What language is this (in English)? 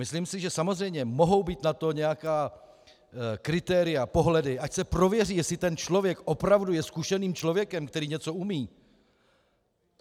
Czech